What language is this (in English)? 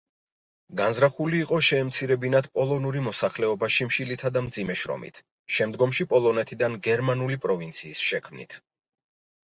Georgian